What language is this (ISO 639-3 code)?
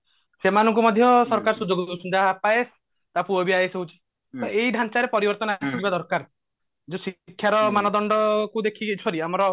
ori